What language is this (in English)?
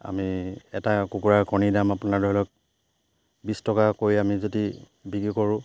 Assamese